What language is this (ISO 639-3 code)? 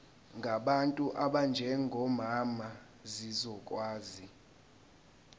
zul